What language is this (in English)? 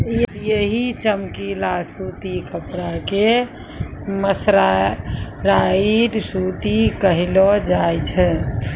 Maithili